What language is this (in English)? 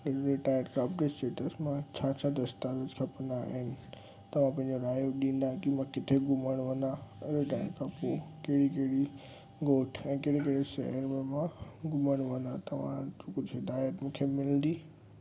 Sindhi